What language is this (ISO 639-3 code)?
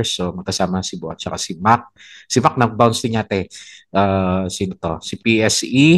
fil